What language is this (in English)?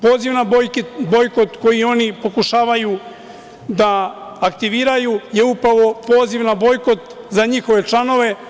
Serbian